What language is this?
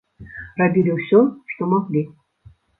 Belarusian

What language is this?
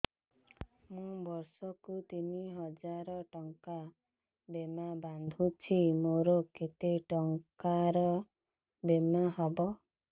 Odia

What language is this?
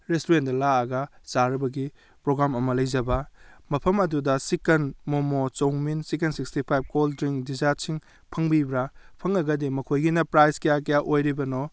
Manipuri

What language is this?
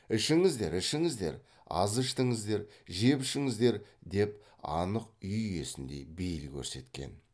Kazakh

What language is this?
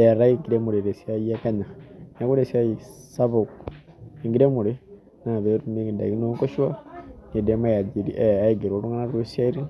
Masai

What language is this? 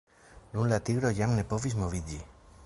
Esperanto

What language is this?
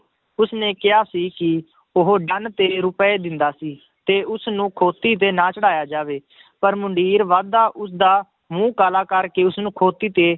Punjabi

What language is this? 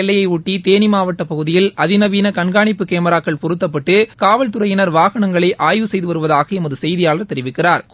Tamil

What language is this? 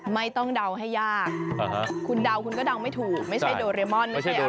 Thai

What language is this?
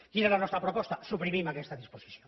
Catalan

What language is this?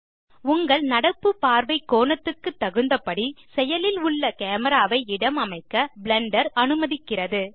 Tamil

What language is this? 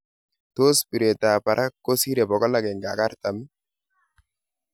Kalenjin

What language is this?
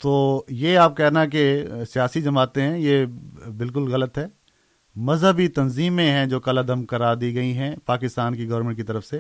Urdu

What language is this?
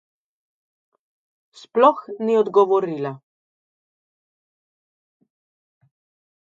Slovenian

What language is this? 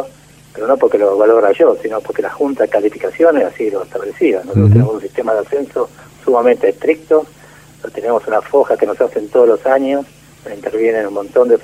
Spanish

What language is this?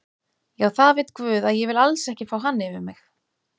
Icelandic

